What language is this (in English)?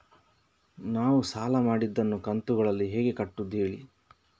Kannada